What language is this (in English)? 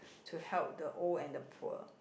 English